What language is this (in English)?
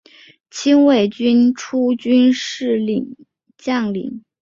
Chinese